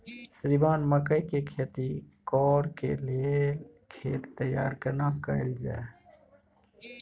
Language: Maithili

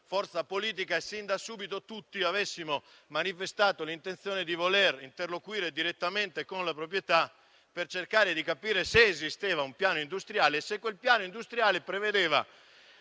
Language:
Italian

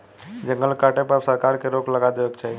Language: Bhojpuri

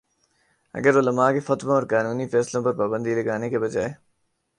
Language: Urdu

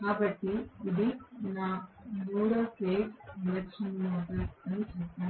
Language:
Telugu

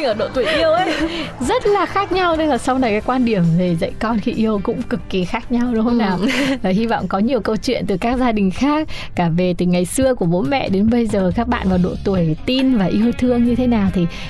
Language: Vietnamese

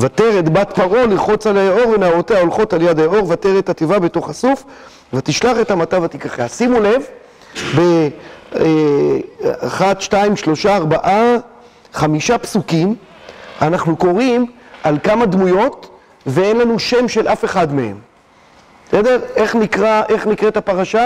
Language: Hebrew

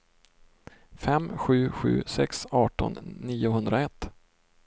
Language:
Swedish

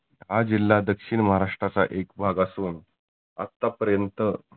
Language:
Marathi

